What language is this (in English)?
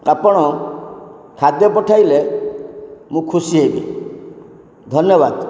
Odia